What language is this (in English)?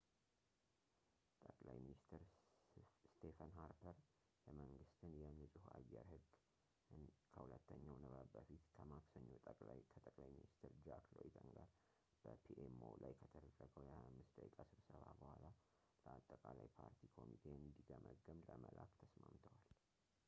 Amharic